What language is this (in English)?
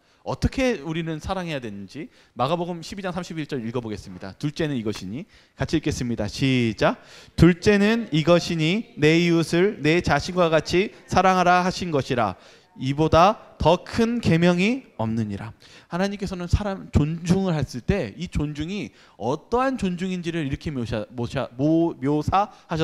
Korean